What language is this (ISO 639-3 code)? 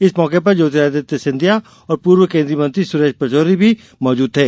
hin